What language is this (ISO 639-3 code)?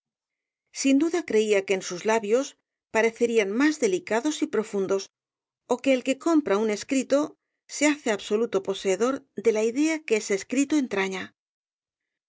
spa